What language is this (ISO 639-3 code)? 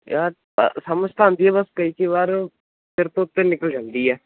pan